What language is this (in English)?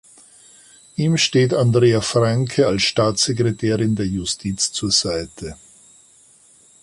German